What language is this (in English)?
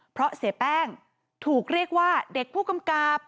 Thai